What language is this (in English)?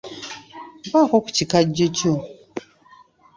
Ganda